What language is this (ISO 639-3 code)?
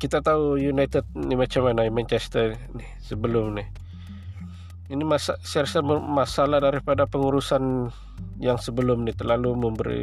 msa